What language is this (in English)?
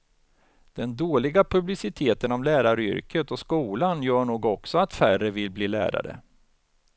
Swedish